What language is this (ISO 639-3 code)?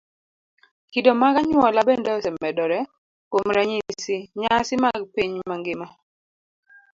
luo